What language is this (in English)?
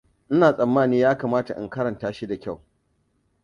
Hausa